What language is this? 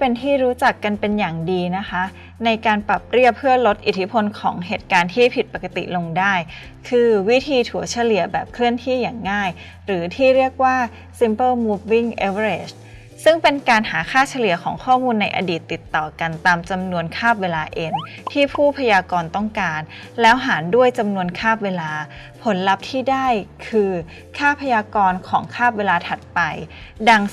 Thai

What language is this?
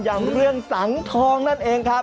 Thai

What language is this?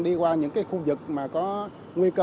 Vietnamese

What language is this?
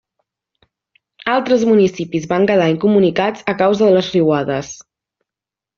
Catalan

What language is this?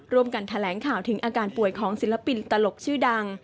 Thai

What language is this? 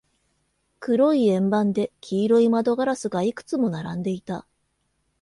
Japanese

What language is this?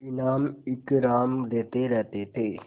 Hindi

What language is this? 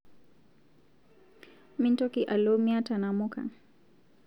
Masai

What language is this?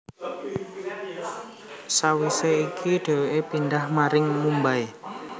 Javanese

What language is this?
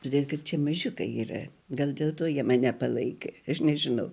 Lithuanian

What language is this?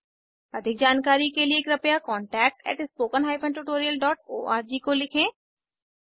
Hindi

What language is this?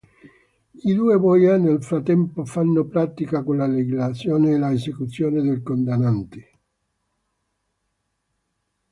Italian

